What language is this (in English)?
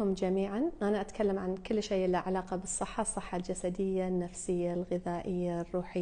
Arabic